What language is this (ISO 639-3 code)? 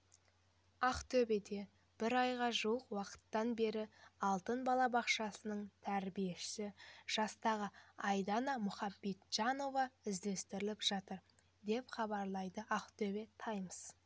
kaz